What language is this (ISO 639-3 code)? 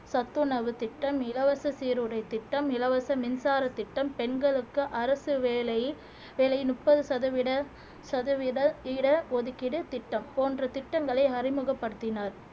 tam